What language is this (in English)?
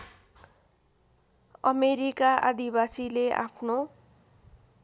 Nepali